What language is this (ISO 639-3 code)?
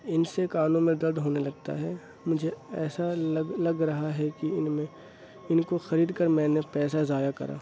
urd